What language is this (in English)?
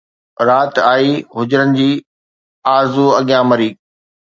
Sindhi